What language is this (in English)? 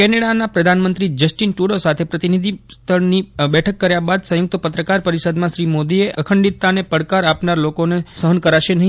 Gujarati